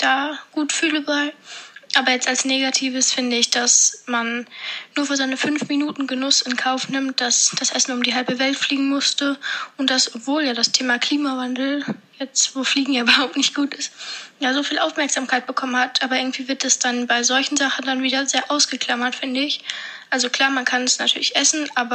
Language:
German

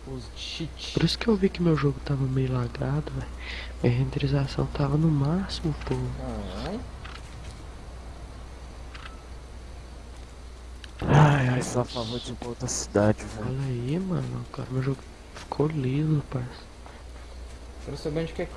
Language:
Portuguese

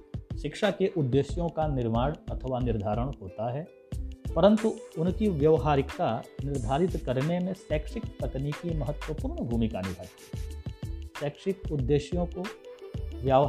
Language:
Hindi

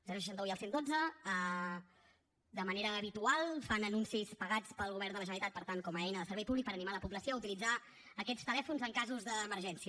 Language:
Catalan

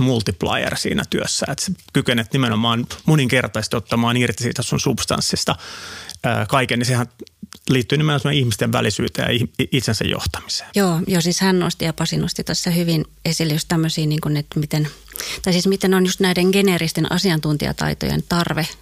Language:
Finnish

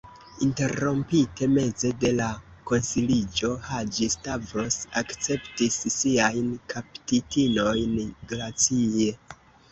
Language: Esperanto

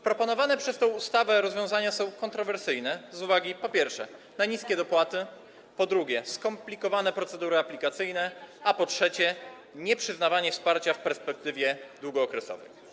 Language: Polish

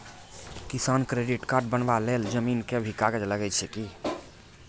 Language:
Maithili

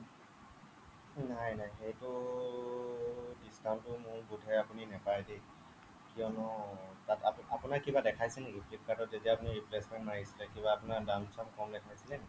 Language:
Assamese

